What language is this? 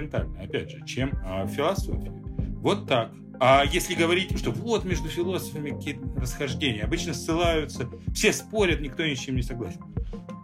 Russian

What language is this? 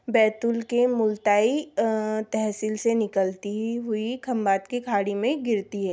Hindi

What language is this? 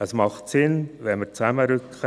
Swiss German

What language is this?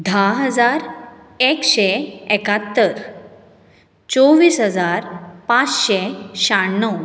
Konkani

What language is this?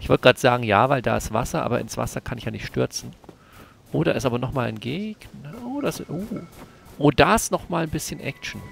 German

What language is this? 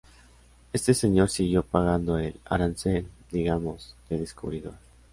Spanish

